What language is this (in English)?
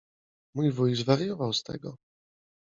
Polish